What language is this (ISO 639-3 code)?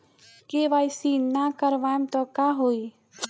bho